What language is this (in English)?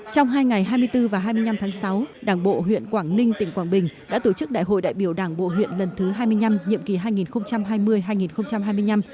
Vietnamese